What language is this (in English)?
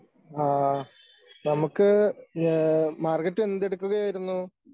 Malayalam